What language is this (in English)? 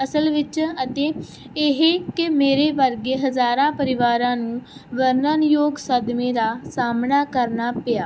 Punjabi